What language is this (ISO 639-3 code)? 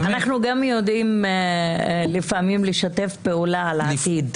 heb